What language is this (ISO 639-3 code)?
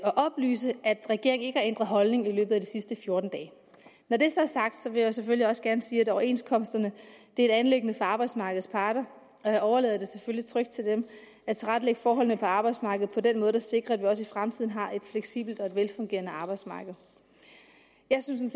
dan